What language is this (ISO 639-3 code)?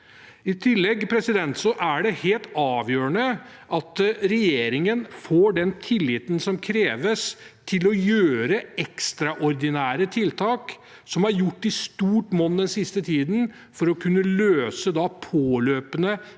nor